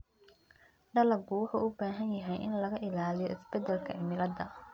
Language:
Somali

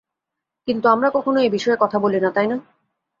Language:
Bangla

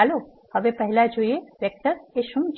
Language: Gujarati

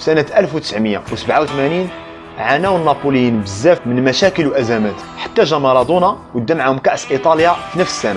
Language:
Arabic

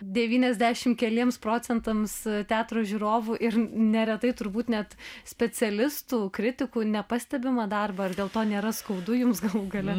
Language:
Lithuanian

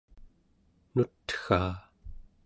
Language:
Central Yupik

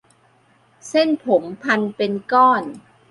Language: Thai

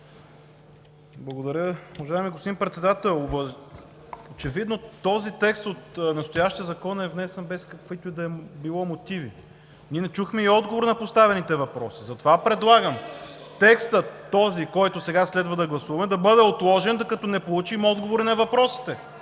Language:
Bulgarian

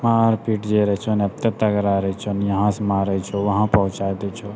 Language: Maithili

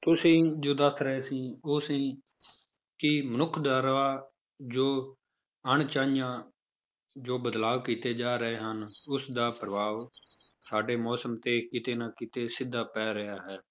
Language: Punjabi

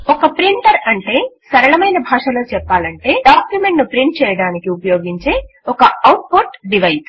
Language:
Telugu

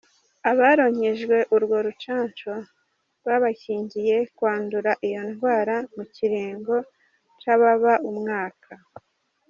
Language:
Kinyarwanda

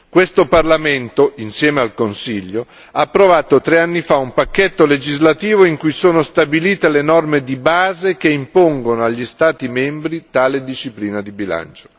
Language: Italian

